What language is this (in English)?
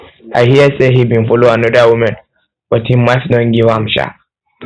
Nigerian Pidgin